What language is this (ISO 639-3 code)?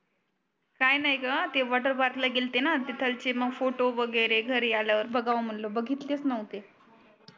mar